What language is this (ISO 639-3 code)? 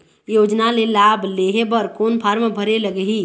hne